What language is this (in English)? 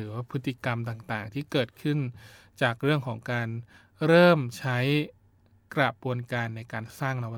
Thai